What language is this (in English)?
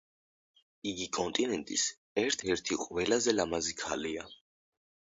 Georgian